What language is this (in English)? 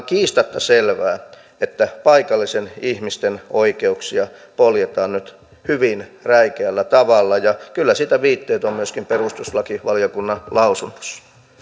Finnish